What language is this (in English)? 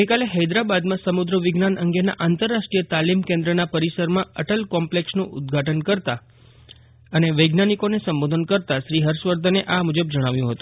Gujarati